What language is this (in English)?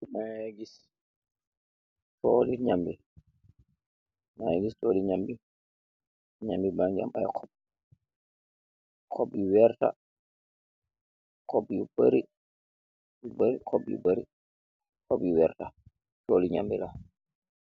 Wolof